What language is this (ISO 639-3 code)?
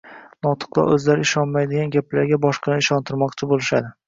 uzb